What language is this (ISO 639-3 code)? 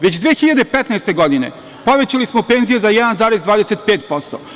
srp